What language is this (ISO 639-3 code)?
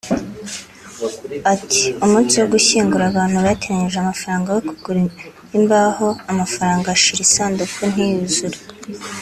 kin